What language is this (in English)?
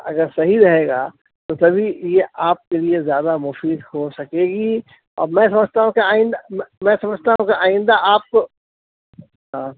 Urdu